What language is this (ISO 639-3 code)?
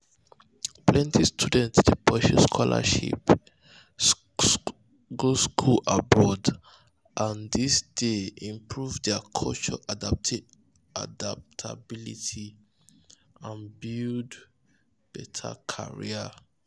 pcm